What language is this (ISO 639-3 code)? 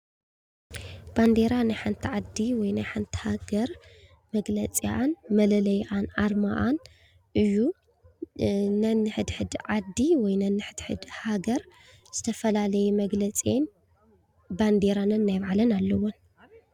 tir